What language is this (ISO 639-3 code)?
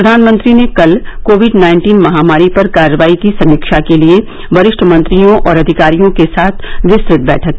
hin